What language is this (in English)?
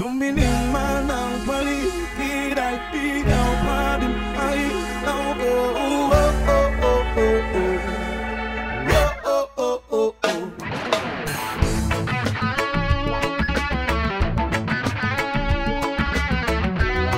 Filipino